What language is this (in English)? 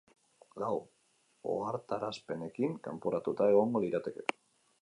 Basque